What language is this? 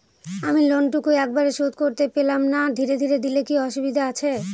Bangla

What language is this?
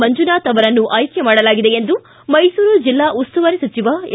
Kannada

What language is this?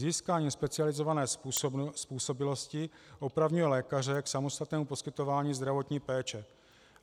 Czech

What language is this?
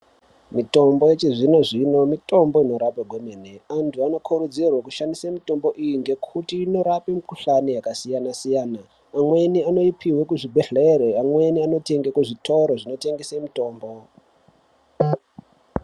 Ndau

